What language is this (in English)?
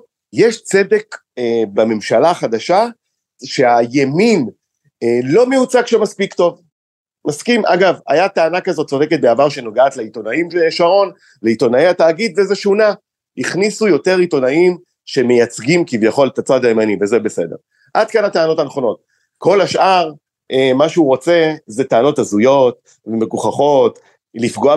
Hebrew